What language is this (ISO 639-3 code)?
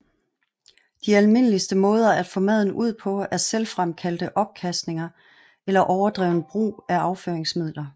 dan